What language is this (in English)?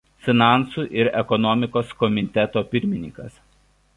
Lithuanian